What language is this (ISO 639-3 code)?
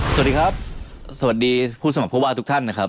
tha